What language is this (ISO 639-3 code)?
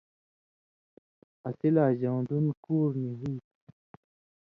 mvy